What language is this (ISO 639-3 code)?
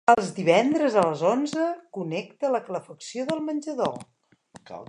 cat